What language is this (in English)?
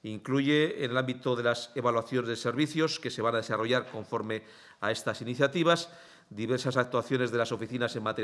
Spanish